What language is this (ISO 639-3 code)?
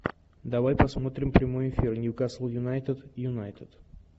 rus